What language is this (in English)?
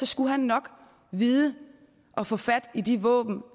Danish